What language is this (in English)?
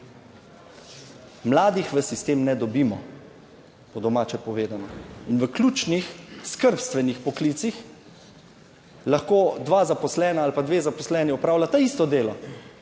Slovenian